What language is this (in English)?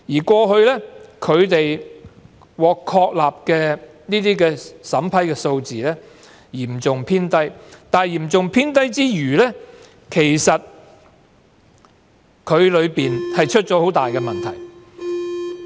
Cantonese